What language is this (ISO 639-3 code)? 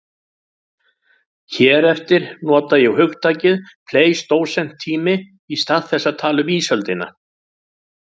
isl